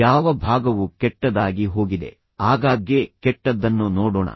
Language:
Kannada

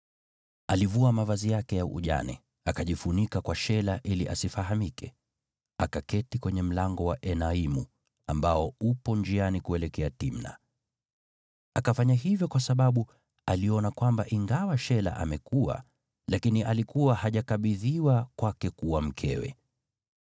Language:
Swahili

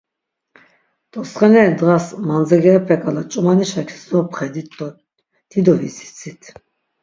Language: Laz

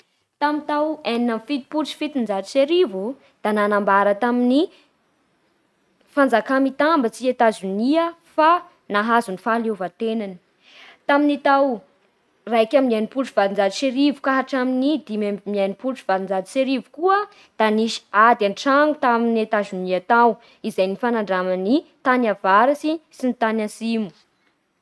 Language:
Bara Malagasy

